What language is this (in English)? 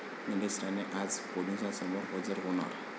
Marathi